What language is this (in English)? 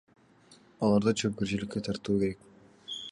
Kyrgyz